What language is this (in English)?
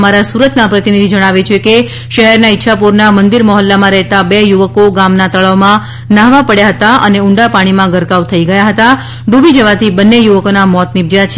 Gujarati